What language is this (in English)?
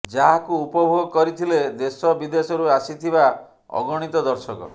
Odia